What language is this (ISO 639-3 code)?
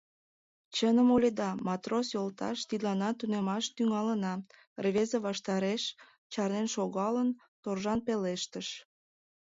chm